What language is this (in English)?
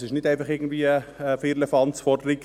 Swiss German